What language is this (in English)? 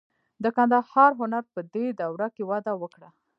Pashto